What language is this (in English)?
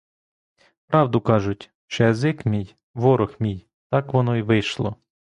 Ukrainian